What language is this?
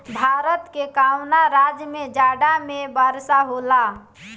Bhojpuri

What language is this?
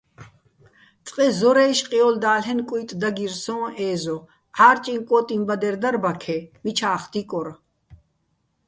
Bats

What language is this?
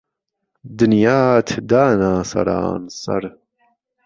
Central Kurdish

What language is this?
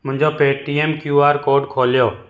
Sindhi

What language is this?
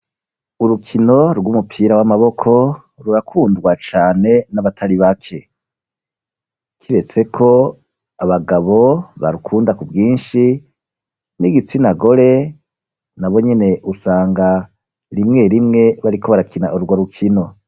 Rundi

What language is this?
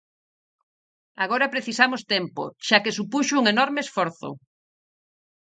Galician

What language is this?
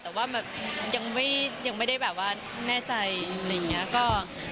Thai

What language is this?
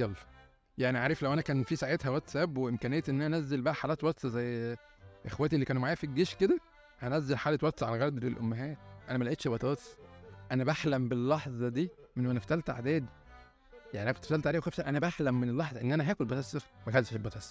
Arabic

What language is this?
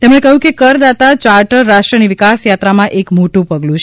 Gujarati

